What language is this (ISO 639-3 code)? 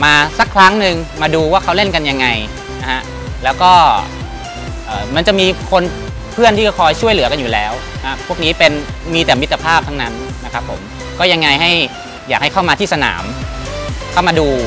tha